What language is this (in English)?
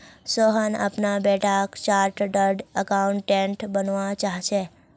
Magahi